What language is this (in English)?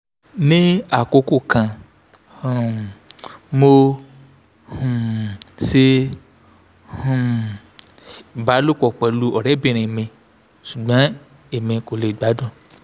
Yoruba